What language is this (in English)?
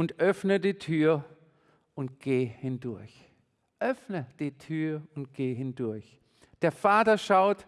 German